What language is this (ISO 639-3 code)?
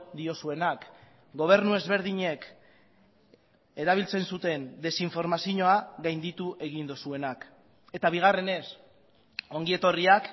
eus